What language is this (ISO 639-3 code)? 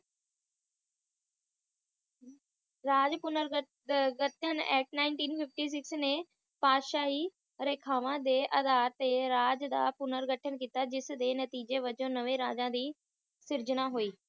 pan